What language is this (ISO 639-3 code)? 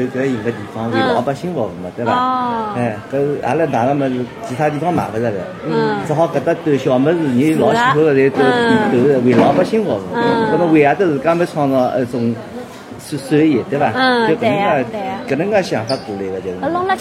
zho